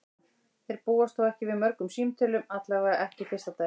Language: Icelandic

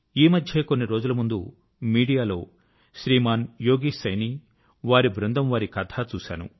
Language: Telugu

